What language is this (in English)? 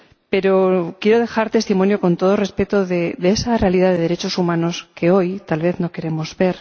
Spanish